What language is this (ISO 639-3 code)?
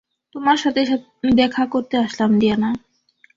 ben